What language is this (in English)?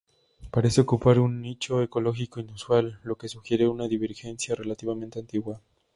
Spanish